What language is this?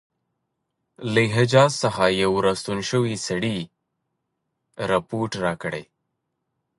Pashto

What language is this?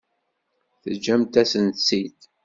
Kabyle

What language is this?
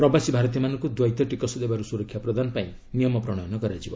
Odia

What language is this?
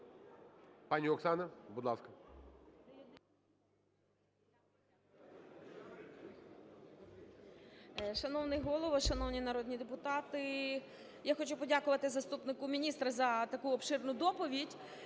Ukrainian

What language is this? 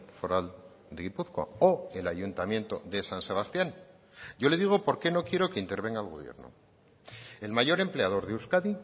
Spanish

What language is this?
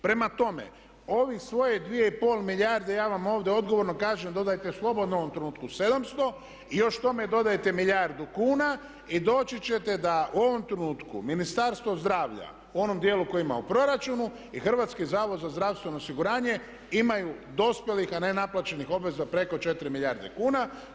Croatian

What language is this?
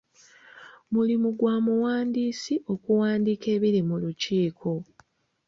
Ganda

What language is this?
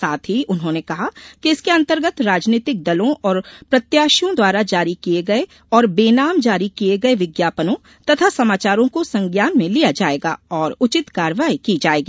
Hindi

